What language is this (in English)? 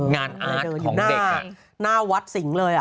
Thai